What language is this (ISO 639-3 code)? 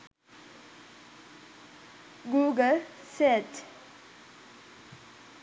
sin